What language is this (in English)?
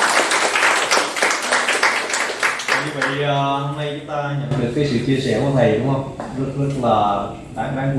Vietnamese